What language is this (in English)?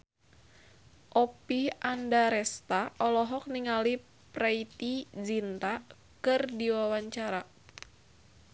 Sundanese